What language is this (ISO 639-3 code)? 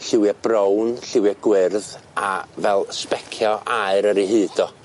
cym